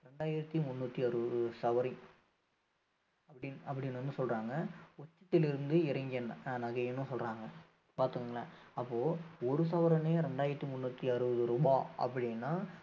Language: Tamil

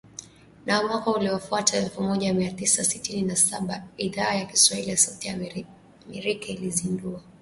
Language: Swahili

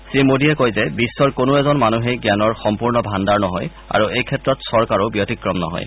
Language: Assamese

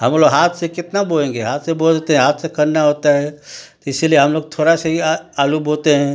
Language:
Hindi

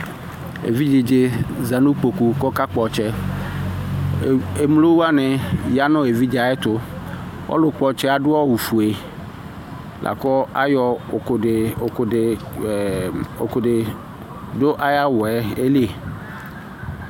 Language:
Ikposo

